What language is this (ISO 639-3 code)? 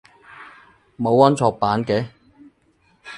yue